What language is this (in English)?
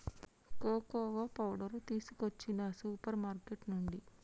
Telugu